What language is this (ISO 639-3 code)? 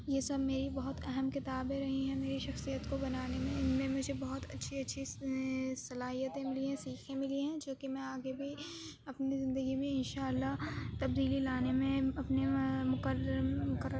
urd